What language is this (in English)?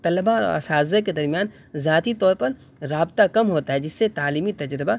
Urdu